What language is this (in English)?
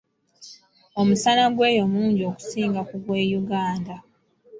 Ganda